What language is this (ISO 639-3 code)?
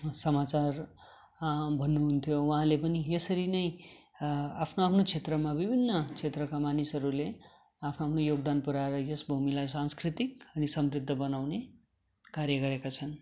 nep